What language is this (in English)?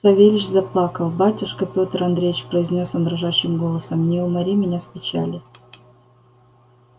Russian